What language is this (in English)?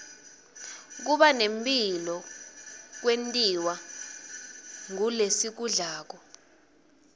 Swati